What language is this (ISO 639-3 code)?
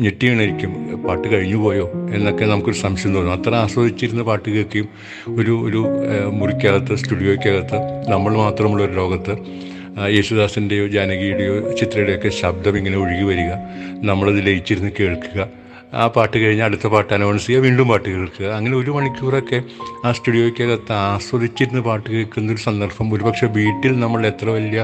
mal